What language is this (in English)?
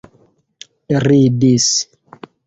Esperanto